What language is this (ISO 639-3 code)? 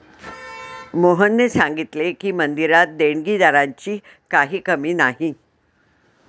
mar